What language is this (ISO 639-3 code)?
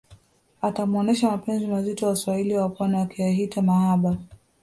swa